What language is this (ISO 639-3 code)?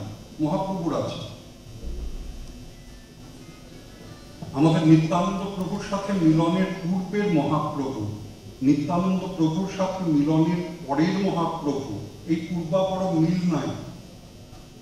ron